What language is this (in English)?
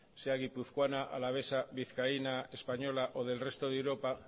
Spanish